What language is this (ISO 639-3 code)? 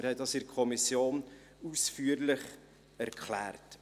gsw